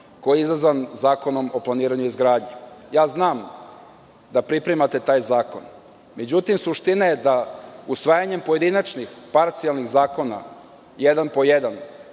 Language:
Serbian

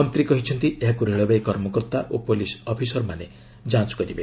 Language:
Odia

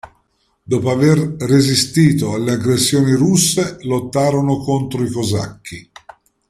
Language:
Italian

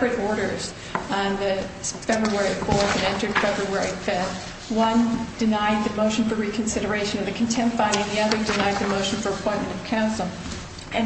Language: English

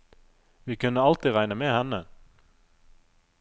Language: Norwegian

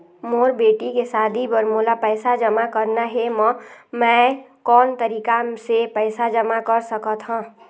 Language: Chhattisgarhi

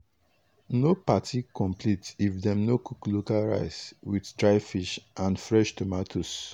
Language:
Nigerian Pidgin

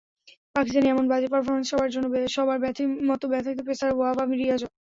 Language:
Bangla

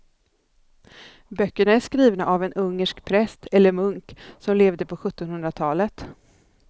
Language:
Swedish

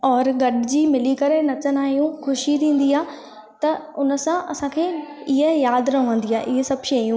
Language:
Sindhi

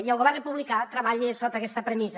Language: Catalan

